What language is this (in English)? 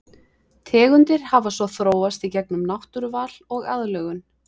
Icelandic